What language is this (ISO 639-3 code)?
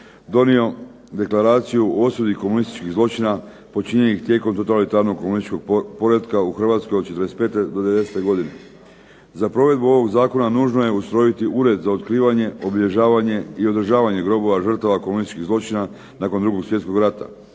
hrv